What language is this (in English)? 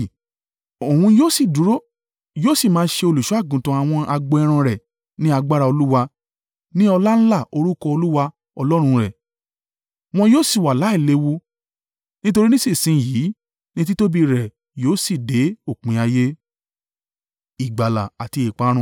Yoruba